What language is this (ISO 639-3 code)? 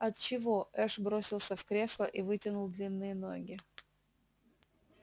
rus